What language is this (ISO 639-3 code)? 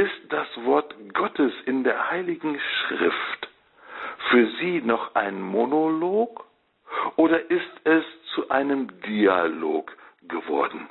deu